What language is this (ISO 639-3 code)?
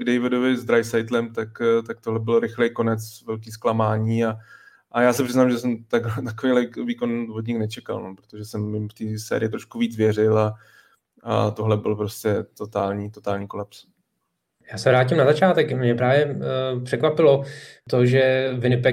ces